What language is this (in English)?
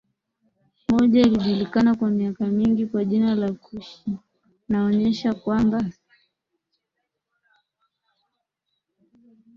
Swahili